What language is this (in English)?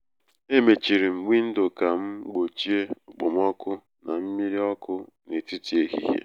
Igbo